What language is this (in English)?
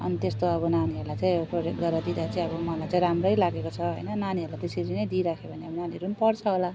Nepali